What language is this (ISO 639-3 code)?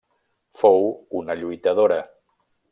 cat